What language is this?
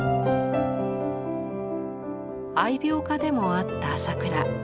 Japanese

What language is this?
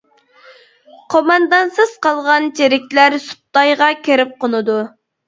Uyghur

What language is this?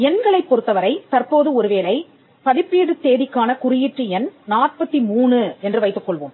Tamil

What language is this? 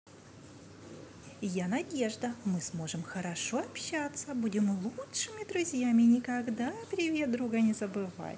Russian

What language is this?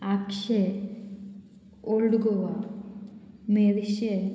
Konkani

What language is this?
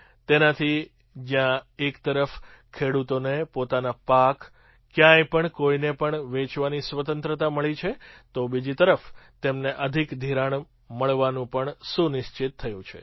Gujarati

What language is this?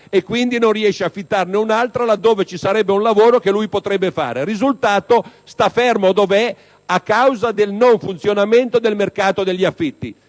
Italian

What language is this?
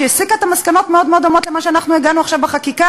Hebrew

